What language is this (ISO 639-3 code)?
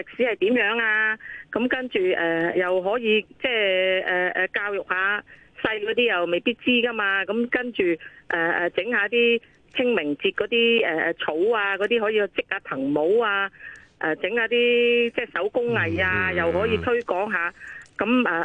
zho